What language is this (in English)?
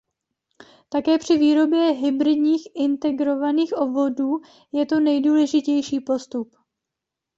Czech